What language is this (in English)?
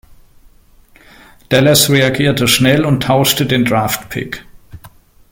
German